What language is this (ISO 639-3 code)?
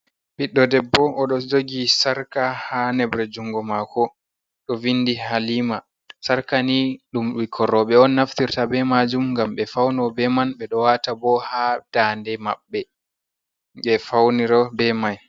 ful